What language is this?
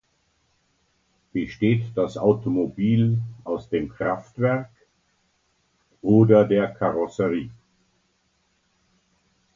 German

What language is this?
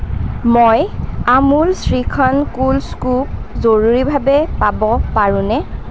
Assamese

